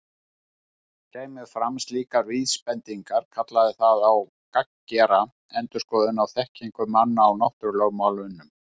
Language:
Icelandic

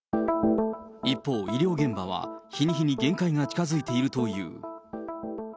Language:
Japanese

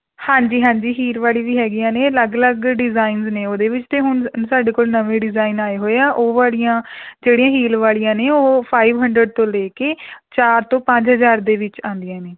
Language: Punjabi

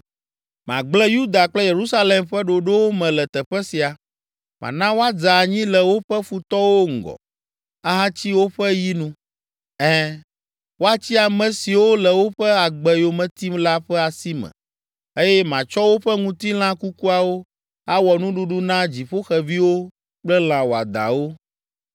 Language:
Ewe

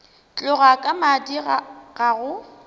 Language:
Northern Sotho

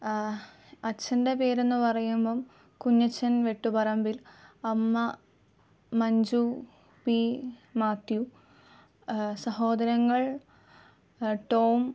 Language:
Malayalam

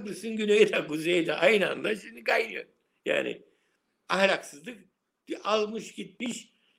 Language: Turkish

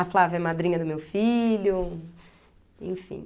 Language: Portuguese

